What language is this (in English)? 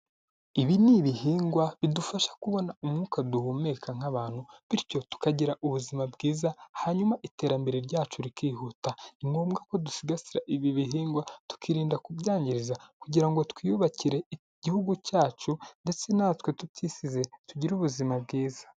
Kinyarwanda